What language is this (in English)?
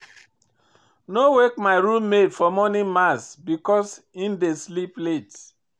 Nigerian Pidgin